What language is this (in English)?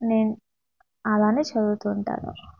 Telugu